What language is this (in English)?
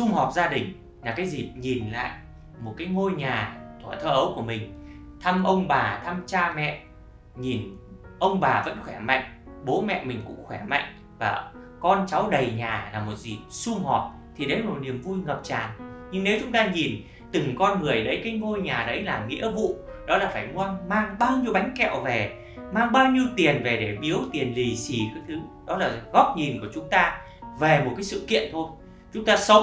Vietnamese